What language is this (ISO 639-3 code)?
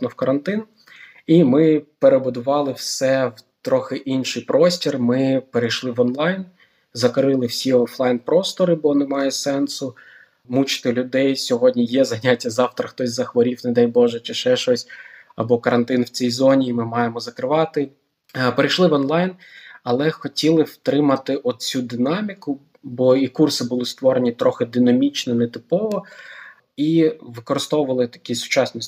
ukr